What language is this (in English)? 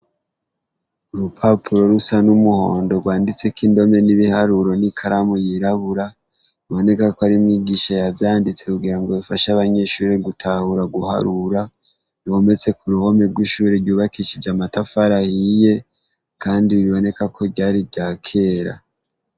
Rundi